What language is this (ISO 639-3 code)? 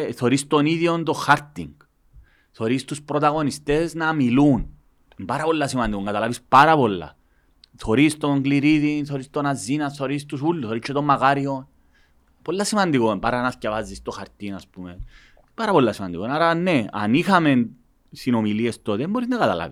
ell